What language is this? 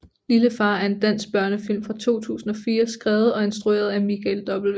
Danish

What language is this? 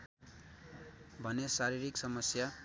Nepali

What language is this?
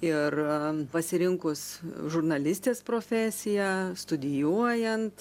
Lithuanian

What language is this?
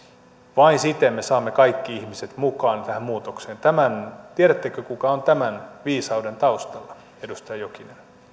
Finnish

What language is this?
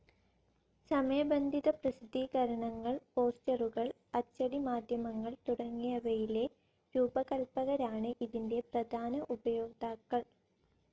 Malayalam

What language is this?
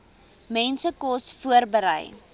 Afrikaans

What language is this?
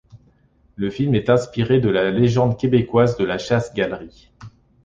French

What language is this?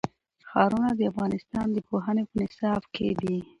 Pashto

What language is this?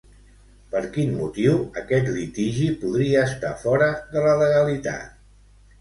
Catalan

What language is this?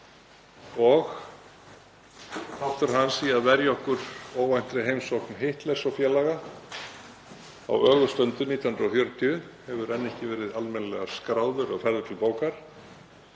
Icelandic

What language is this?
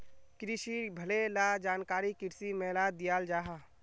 Magahi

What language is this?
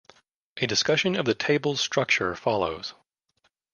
English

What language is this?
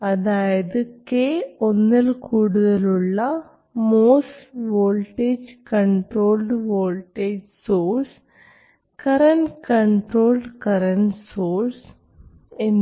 Malayalam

